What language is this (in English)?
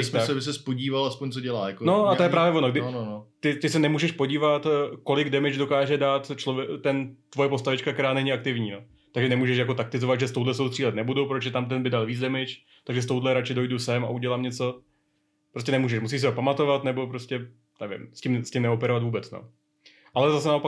Czech